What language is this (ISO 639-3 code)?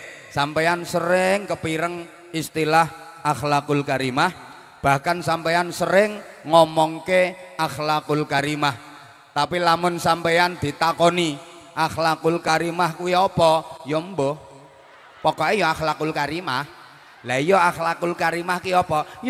ind